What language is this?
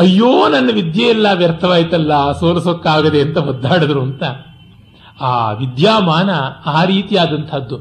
Kannada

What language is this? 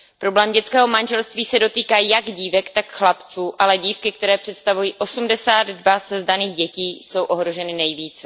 Czech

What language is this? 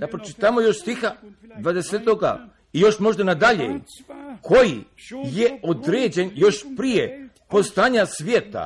Croatian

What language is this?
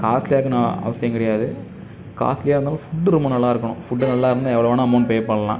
Tamil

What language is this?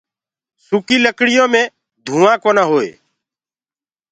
Gurgula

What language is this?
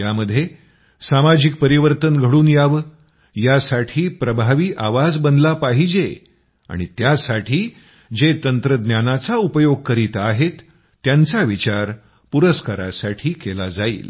Marathi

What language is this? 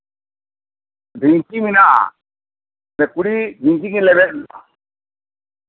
Santali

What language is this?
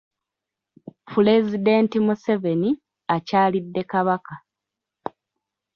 Ganda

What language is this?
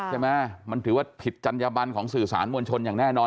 Thai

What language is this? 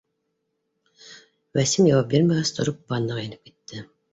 Bashkir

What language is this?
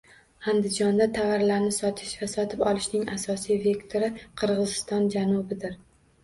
Uzbek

